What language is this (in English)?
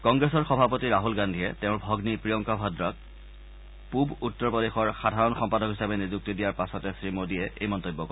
Assamese